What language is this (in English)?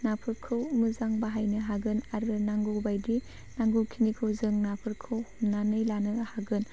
Bodo